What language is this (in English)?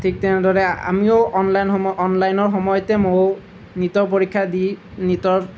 Assamese